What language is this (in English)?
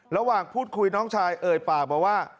Thai